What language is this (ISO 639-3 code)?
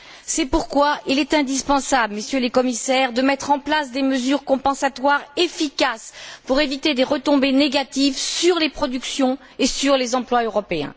fra